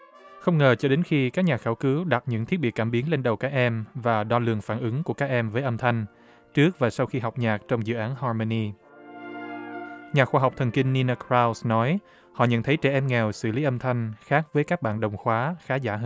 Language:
Vietnamese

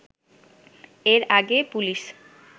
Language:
Bangla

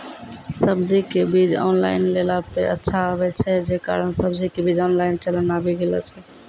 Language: Maithili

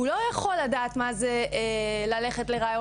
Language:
Hebrew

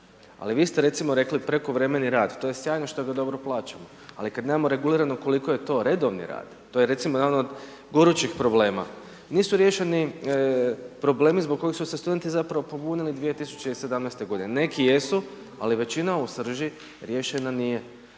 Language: Croatian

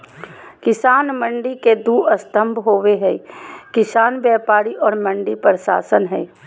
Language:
Magahi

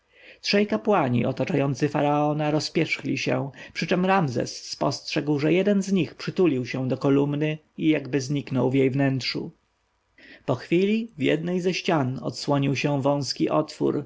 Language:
Polish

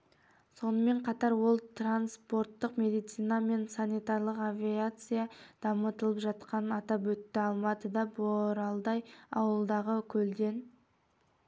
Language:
Kazakh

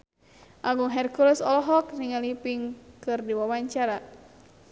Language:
Sundanese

